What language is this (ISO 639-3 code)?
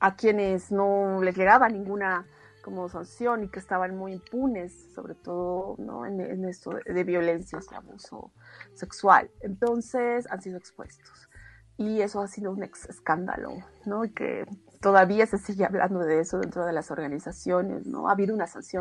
spa